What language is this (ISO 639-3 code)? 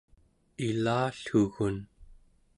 esu